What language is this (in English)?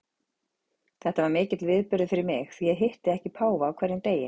Icelandic